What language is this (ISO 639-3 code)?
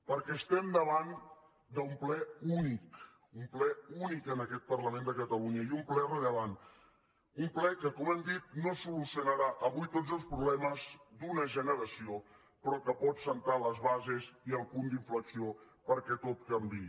cat